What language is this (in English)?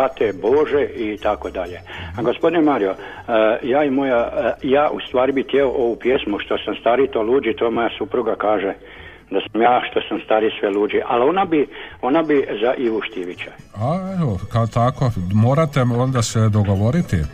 Croatian